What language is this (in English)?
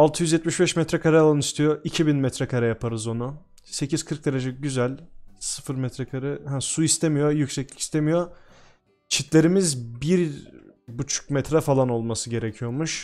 Turkish